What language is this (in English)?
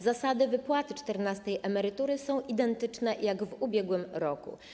Polish